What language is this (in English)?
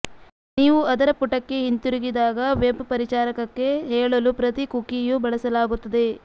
Kannada